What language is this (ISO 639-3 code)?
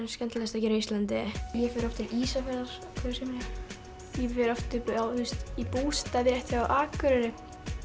isl